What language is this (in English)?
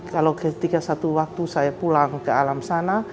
Indonesian